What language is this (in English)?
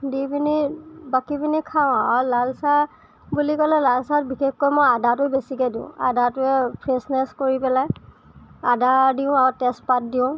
Assamese